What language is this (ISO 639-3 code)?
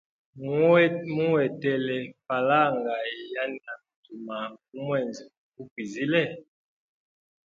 hem